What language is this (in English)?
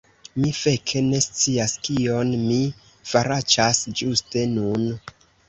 Esperanto